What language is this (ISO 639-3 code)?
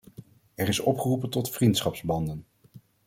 nld